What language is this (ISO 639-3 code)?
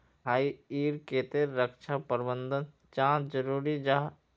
mag